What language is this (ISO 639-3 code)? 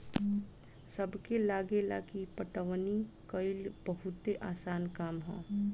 bho